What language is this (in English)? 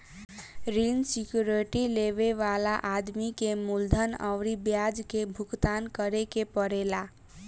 Bhojpuri